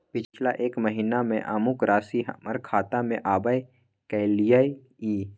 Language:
Maithili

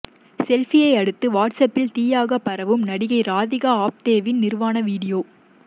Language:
Tamil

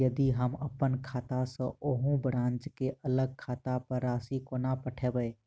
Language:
Maithili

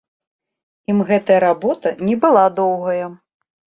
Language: Belarusian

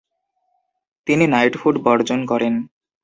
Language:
Bangla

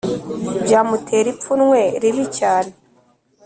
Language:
Kinyarwanda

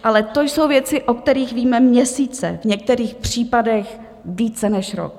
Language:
Czech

